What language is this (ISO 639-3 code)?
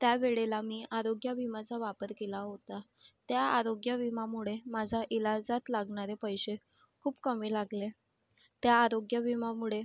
mar